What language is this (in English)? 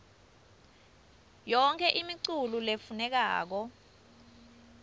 Swati